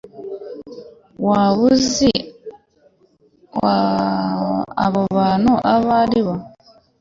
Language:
Kinyarwanda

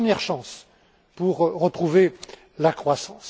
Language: French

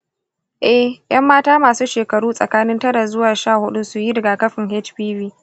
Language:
Hausa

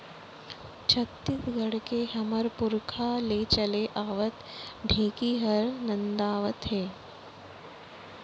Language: Chhattisgarhi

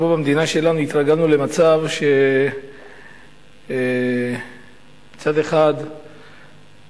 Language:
Hebrew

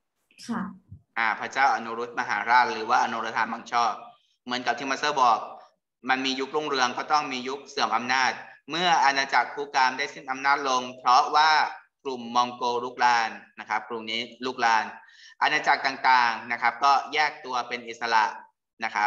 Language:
Thai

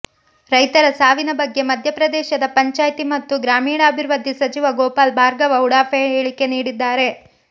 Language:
Kannada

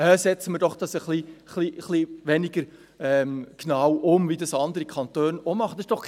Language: Swiss German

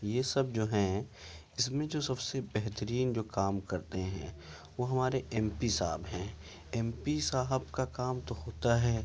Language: Urdu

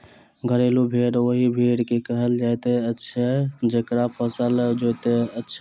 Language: Maithili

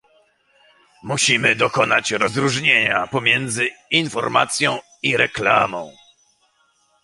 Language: Polish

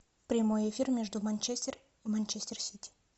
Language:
Russian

